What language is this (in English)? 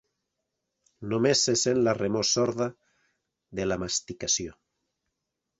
Catalan